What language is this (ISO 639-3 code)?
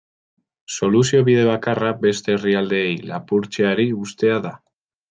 eus